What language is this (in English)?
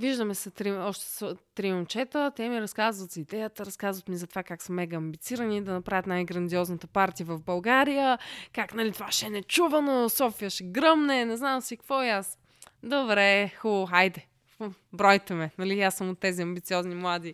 Bulgarian